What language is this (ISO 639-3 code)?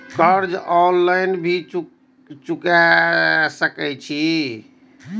mai